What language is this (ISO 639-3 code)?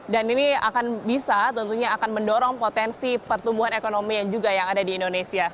ind